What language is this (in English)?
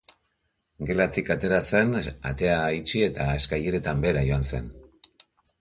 Basque